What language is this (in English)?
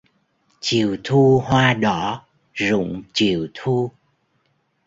Vietnamese